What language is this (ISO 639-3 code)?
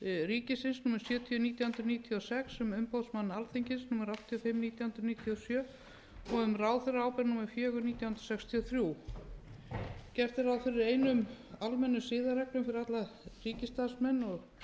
isl